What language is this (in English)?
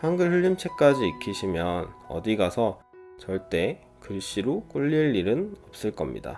Korean